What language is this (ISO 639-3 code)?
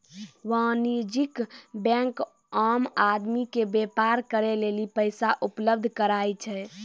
mai